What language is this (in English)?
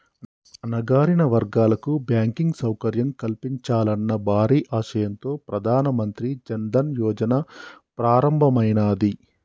Telugu